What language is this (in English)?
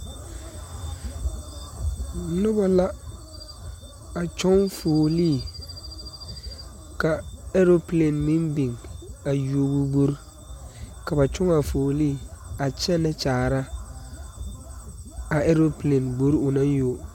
Southern Dagaare